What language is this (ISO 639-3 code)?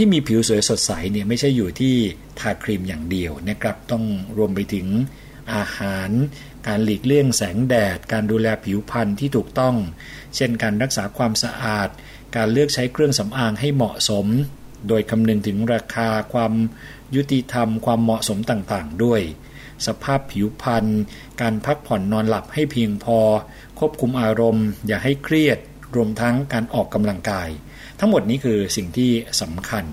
tha